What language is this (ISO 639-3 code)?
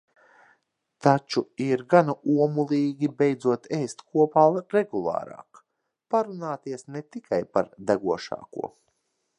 lav